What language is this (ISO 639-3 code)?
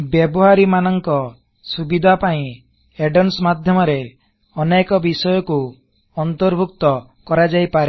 ori